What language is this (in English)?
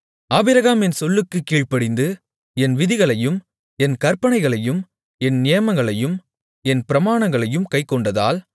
Tamil